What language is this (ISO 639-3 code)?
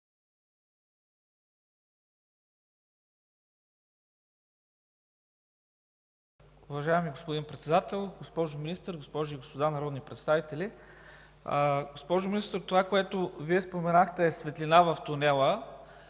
bul